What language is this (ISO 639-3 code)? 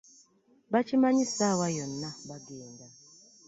lug